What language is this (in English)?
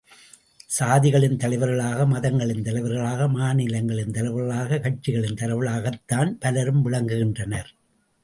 Tamil